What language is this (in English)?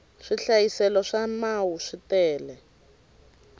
Tsonga